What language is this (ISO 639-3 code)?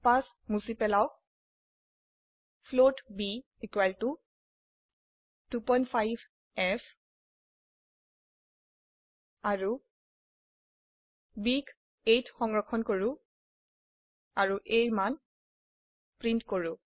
asm